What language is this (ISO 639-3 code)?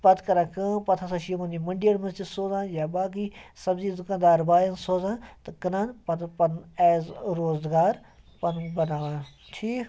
kas